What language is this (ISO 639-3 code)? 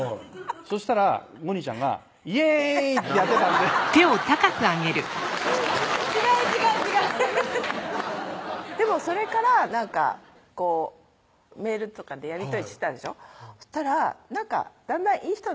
jpn